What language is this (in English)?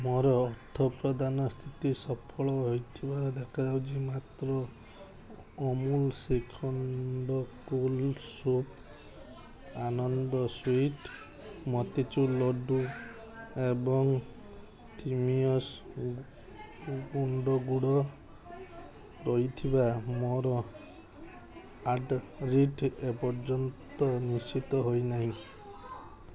Odia